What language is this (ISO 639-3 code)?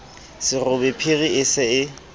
sot